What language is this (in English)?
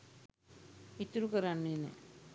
Sinhala